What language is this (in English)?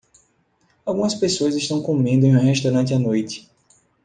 Portuguese